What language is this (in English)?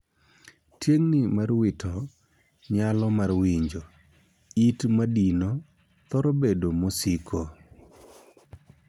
Luo (Kenya and Tanzania)